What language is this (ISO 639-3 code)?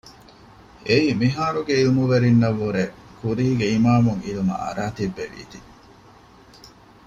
div